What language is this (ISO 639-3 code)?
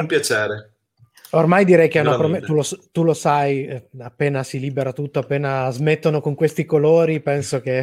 ita